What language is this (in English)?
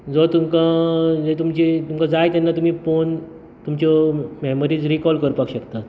Konkani